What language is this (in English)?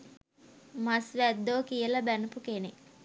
Sinhala